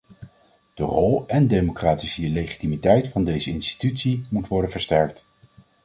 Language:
Dutch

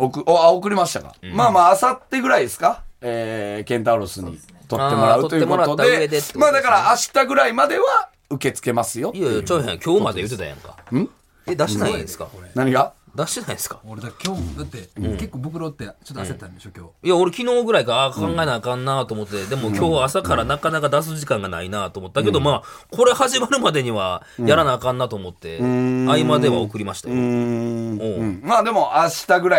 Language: Japanese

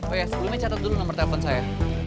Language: Indonesian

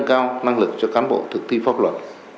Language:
Vietnamese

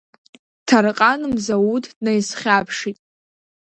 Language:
Abkhazian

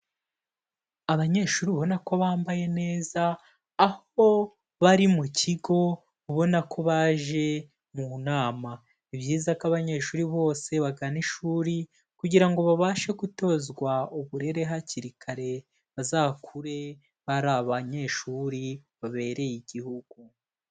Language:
Kinyarwanda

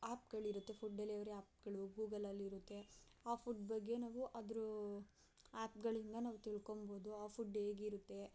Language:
Kannada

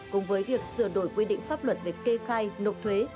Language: Vietnamese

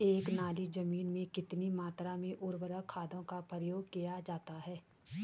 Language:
Hindi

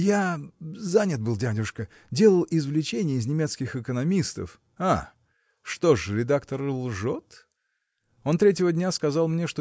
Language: Russian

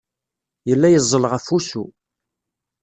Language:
Kabyle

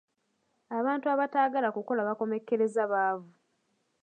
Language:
Ganda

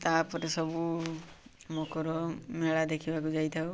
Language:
Odia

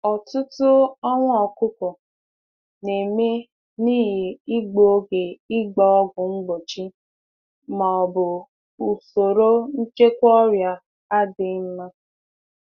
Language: Igbo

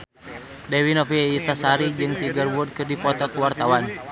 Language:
Sundanese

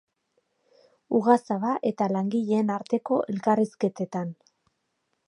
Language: Basque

